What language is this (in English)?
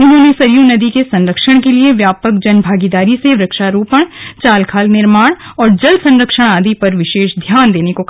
Hindi